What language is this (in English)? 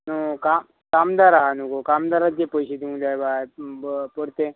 Konkani